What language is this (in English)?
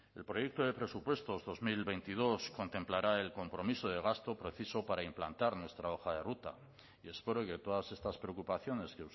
Spanish